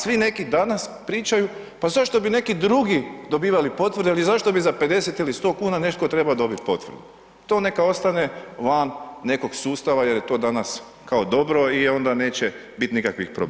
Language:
Croatian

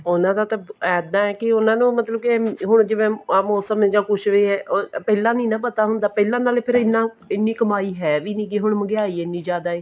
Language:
Punjabi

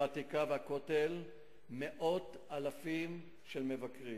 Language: Hebrew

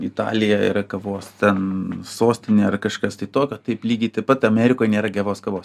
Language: Lithuanian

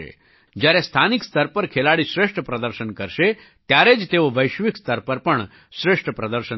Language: Gujarati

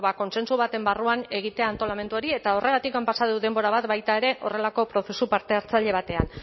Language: Basque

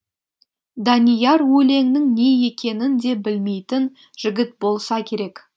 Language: Kazakh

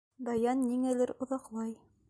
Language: Bashkir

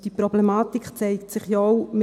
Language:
Swiss German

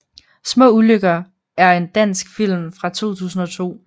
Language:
Danish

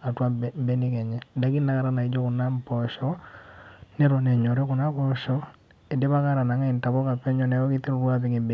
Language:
Masai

